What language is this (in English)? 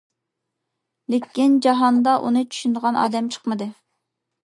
Uyghur